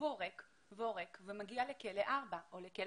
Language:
Hebrew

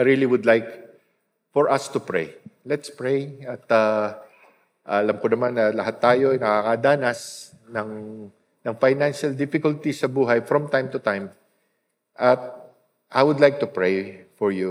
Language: Filipino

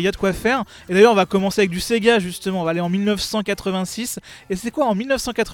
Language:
French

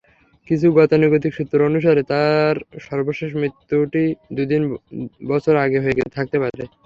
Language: Bangla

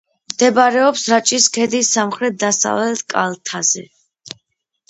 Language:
Georgian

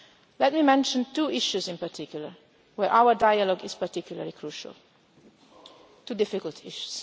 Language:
English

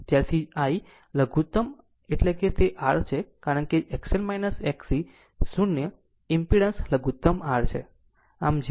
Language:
Gujarati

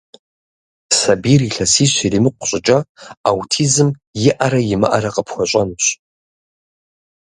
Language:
Kabardian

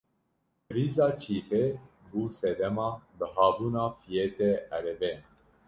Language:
Kurdish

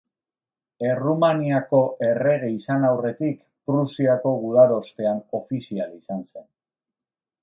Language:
Basque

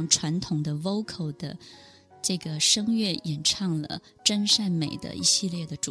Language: Chinese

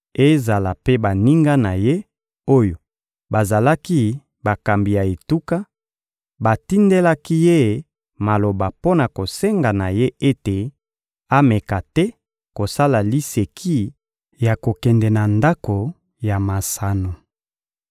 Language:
Lingala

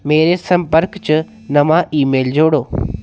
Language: Dogri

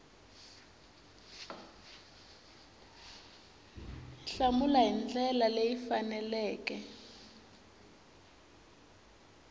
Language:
Tsonga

